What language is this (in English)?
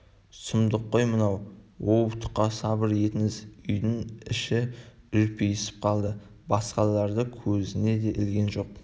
Kazakh